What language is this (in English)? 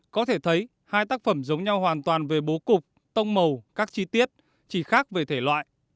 Vietnamese